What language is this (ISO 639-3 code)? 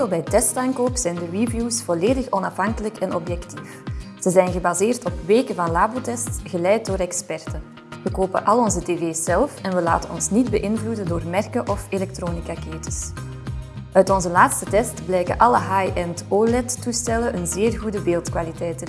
nld